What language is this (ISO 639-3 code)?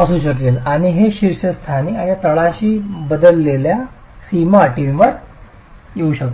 mar